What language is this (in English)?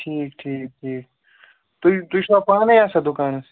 Kashmiri